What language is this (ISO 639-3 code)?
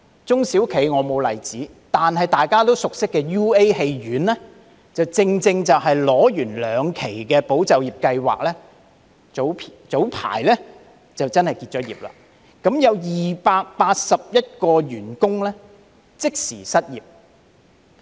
yue